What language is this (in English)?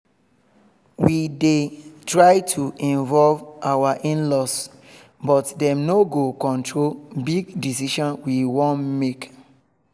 Nigerian Pidgin